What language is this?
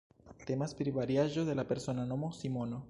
Esperanto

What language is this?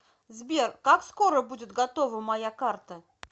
Russian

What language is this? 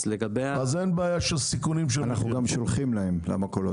Hebrew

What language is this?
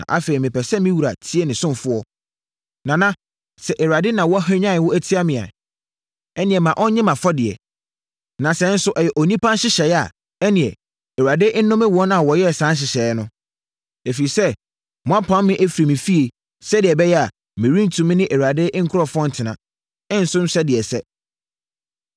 Akan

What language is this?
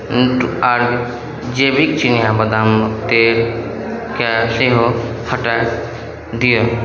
Maithili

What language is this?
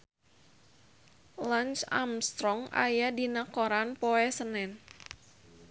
Sundanese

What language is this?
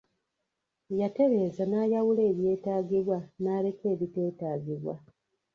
Ganda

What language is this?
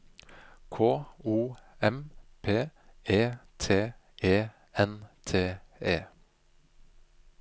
Norwegian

